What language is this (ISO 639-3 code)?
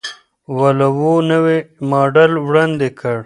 pus